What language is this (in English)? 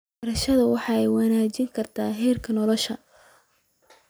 Somali